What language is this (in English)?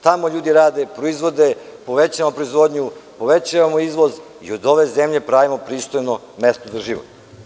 Serbian